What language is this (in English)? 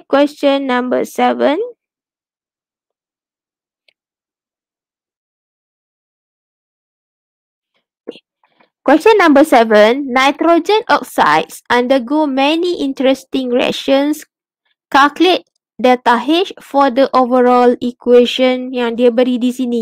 Malay